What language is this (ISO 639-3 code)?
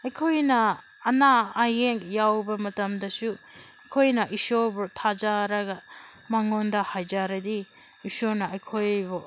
mni